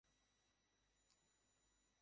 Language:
Bangla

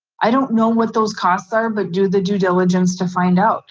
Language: English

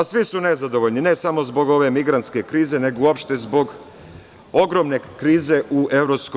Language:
Serbian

